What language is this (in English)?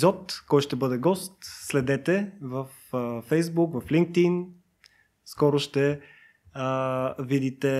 Bulgarian